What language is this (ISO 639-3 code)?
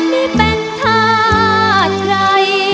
tha